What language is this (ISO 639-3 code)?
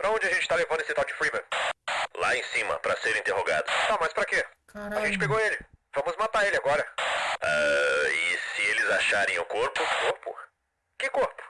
por